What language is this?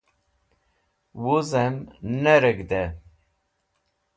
Wakhi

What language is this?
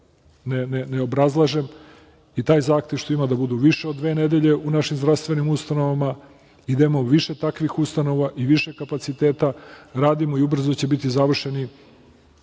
Serbian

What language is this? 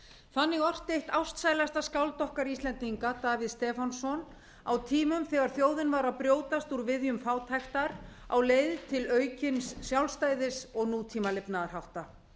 Icelandic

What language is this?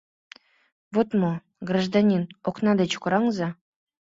Mari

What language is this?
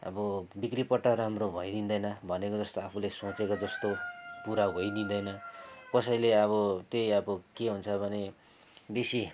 Nepali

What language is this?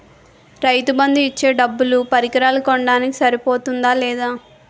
Telugu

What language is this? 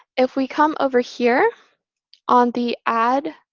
English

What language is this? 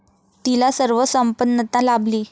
Marathi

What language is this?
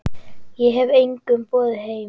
Icelandic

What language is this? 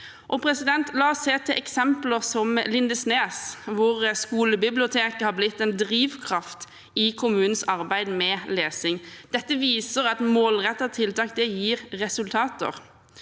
Norwegian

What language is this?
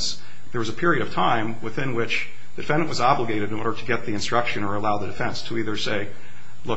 English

